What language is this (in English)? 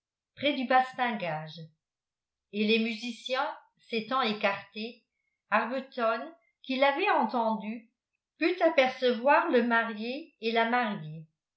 French